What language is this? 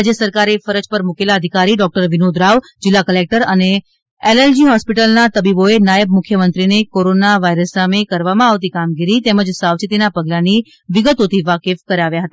Gujarati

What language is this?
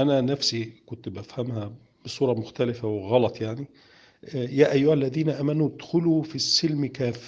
Arabic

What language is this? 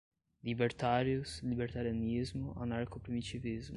Portuguese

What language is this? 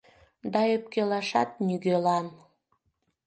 Mari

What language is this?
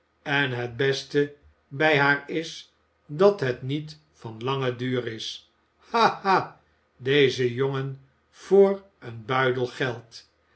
Dutch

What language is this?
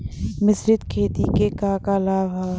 Bhojpuri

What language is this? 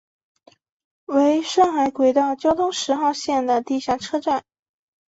Chinese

